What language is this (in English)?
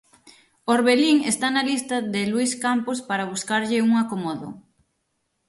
Galician